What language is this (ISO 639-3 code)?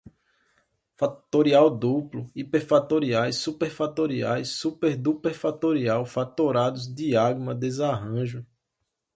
por